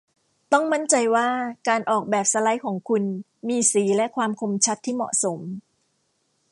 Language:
Thai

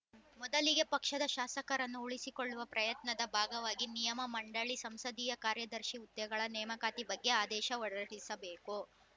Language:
Kannada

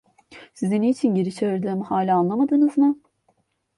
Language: Turkish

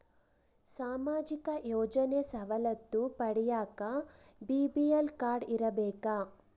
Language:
Kannada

